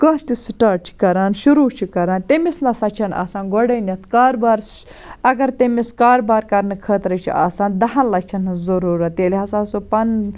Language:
Kashmiri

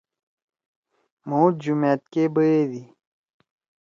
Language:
Torwali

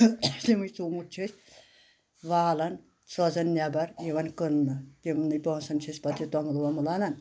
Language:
Kashmiri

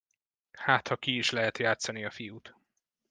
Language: Hungarian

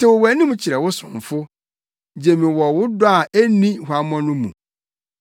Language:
Akan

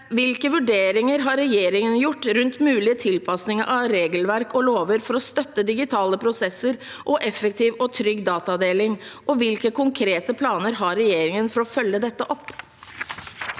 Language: Norwegian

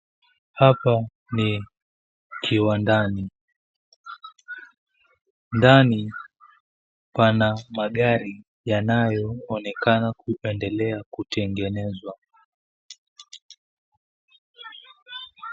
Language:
Swahili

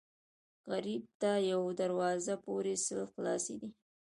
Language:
Pashto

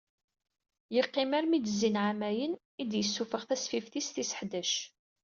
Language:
Kabyle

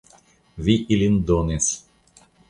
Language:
Esperanto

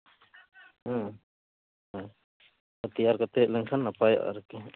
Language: Santali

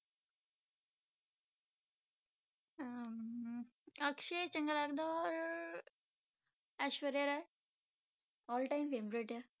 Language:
Punjabi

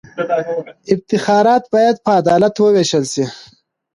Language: Pashto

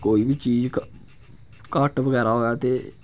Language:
Dogri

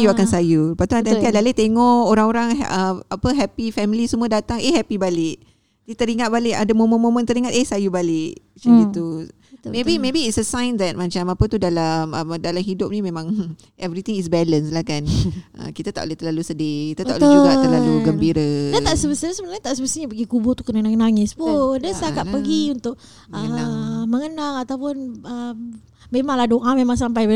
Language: Malay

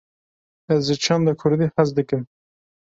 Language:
Kurdish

